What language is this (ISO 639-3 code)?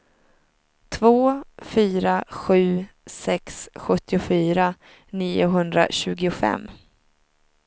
swe